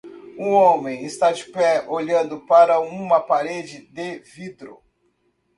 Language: Portuguese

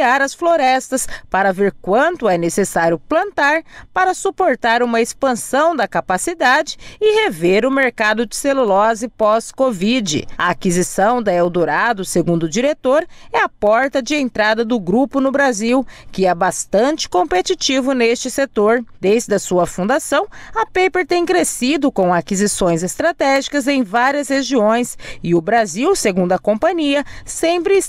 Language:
Portuguese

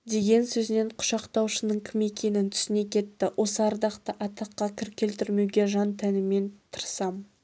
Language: Kazakh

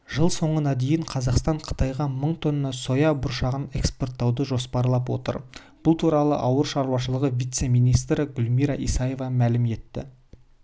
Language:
Kazakh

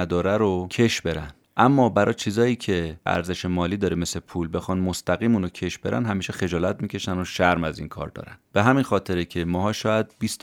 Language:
Persian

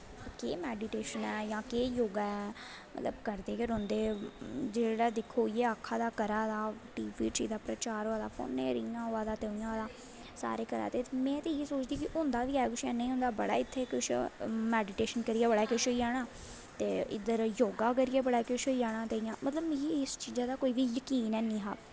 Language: Dogri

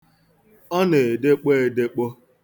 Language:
Igbo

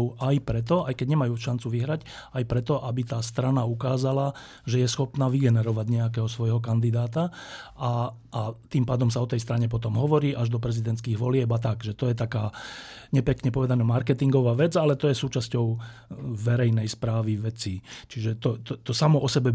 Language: Slovak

